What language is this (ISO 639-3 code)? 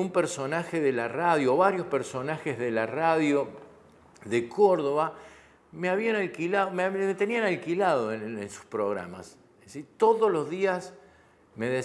spa